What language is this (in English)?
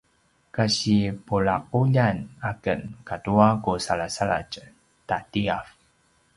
Paiwan